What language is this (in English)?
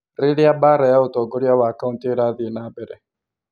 Kikuyu